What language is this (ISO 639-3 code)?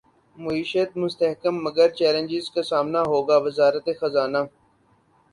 urd